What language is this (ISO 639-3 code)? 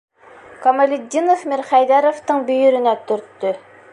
bak